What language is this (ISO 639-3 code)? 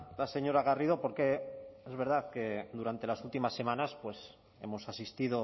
spa